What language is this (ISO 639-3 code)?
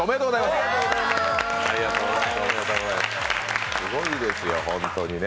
jpn